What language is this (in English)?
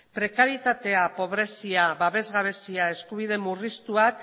Basque